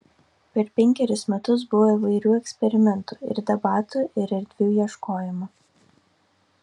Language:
Lithuanian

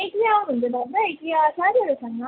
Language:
Nepali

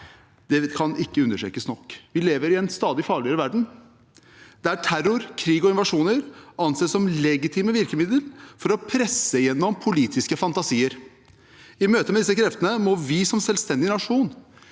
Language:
Norwegian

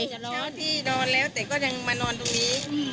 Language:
Thai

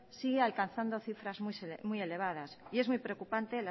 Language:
Spanish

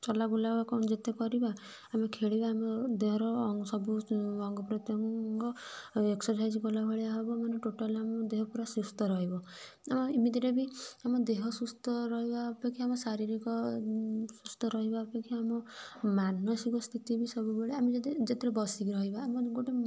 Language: Odia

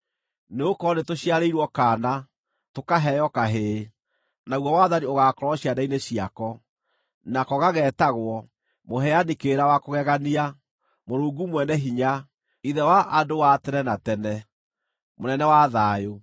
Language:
Kikuyu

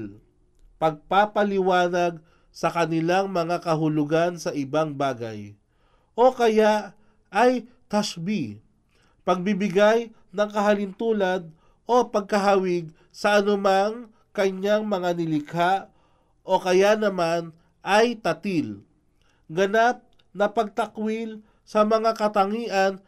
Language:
Filipino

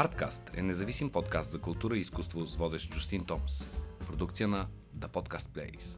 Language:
Bulgarian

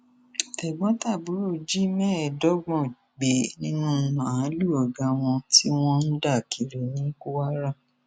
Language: Yoruba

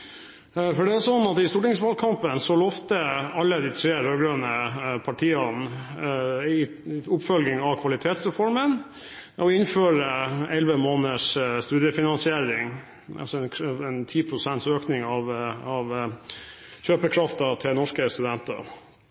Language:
Norwegian Bokmål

